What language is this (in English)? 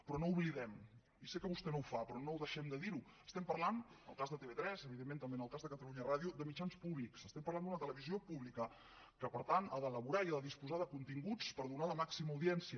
Catalan